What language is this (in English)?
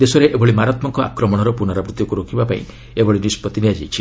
Odia